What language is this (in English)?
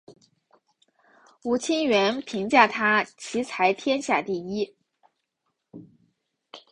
Chinese